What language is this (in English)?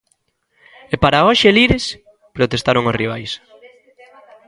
Galician